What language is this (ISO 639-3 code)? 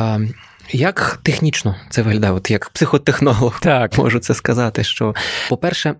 ukr